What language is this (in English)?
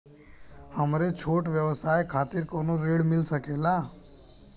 Bhojpuri